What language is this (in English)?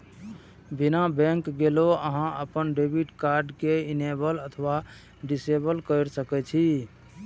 Maithili